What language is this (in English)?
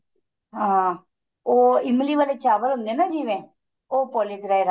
Punjabi